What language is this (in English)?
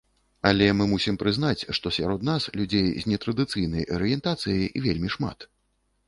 Belarusian